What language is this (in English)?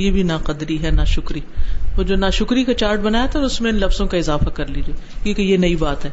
Urdu